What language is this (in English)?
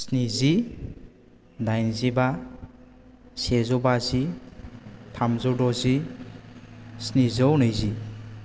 Bodo